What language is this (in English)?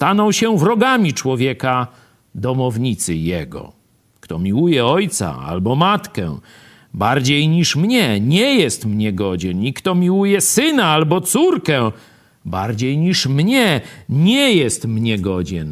Polish